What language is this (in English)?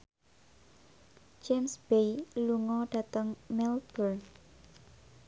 Javanese